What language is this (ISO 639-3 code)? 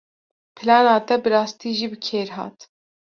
kur